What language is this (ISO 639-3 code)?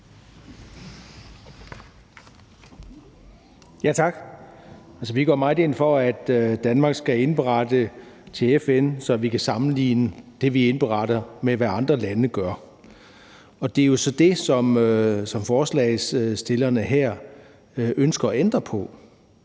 dan